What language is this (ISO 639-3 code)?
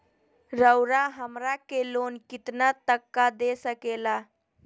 mag